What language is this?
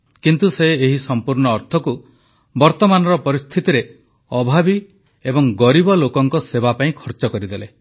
Odia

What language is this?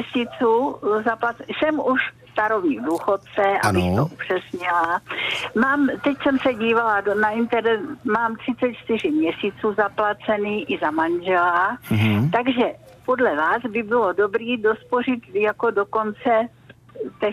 Czech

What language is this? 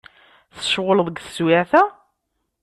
Kabyle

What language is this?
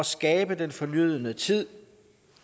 Danish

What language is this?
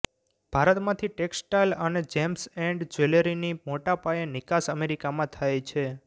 Gujarati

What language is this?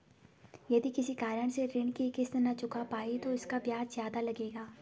Hindi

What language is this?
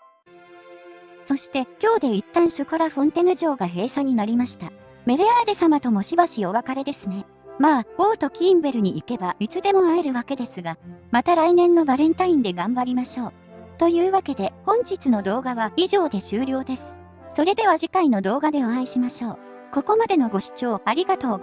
Japanese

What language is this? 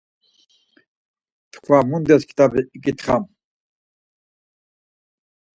Laz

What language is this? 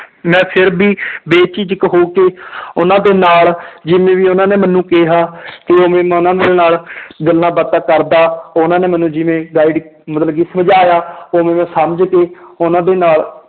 Punjabi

